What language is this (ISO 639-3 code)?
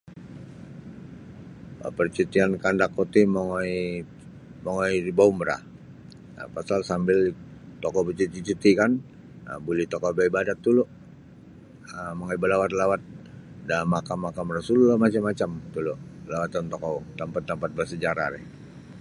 bsy